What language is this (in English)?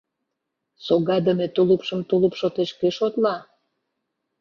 Mari